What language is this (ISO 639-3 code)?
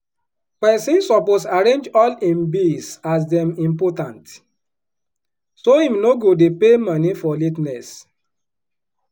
pcm